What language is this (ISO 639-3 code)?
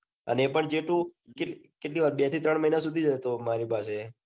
guj